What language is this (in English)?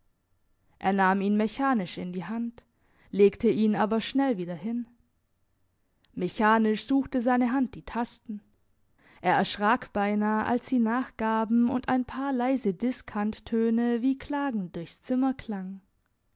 German